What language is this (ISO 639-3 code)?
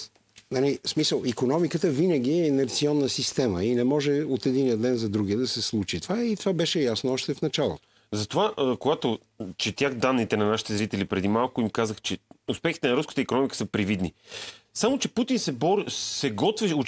bul